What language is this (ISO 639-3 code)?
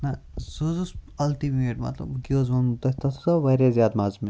kas